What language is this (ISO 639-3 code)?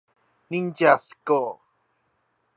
zho